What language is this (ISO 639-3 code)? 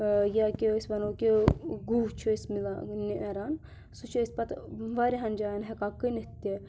kas